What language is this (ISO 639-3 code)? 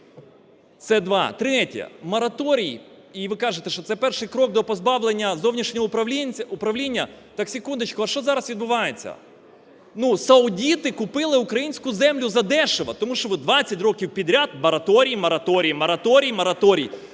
ukr